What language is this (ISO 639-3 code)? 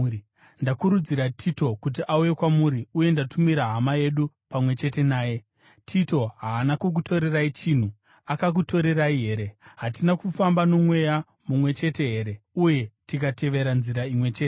sna